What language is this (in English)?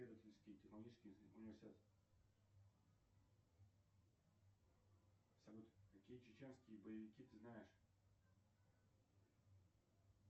Russian